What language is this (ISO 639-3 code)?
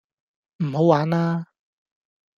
yue